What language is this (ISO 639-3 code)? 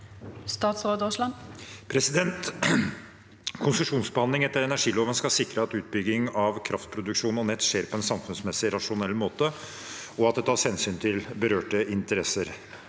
nor